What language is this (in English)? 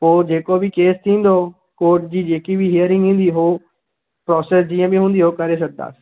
Sindhi